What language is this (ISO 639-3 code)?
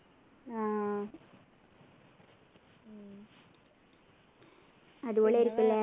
mal